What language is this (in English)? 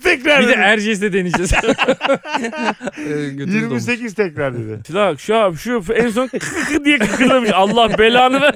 Turkish